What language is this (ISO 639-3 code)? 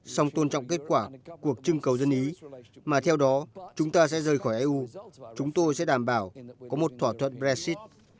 vie